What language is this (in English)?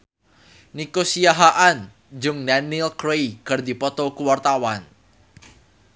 Sundanese